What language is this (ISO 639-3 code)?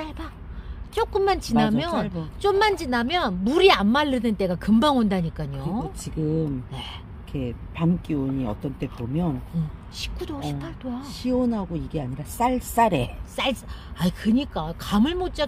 kor